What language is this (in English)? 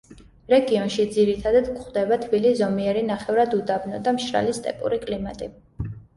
Georgian